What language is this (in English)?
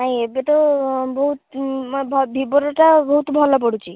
Odia